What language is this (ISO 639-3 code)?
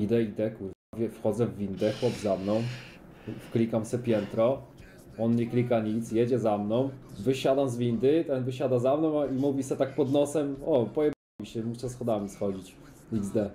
pol